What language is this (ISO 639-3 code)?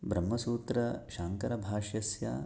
san